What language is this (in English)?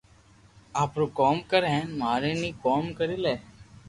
Loarki